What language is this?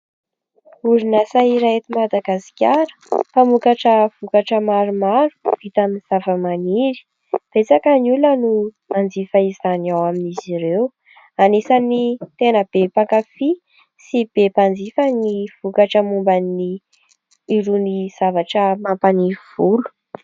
Malagasy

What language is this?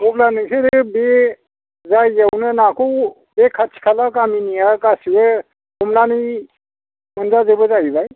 Bodo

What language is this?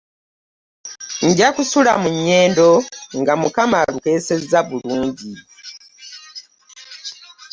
Ganda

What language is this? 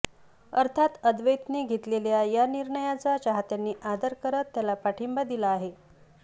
Marathi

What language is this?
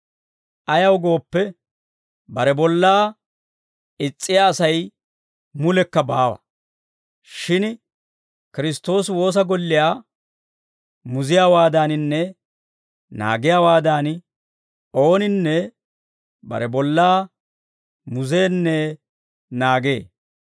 Dawro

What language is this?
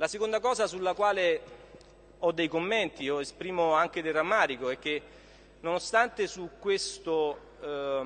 Italian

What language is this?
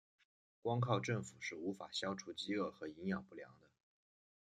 Chinese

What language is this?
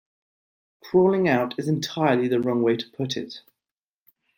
English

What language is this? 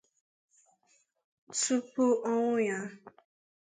Igbo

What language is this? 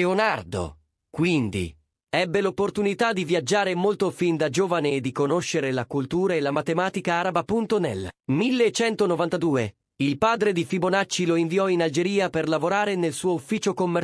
Italian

